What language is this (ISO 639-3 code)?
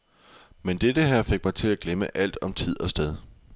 dan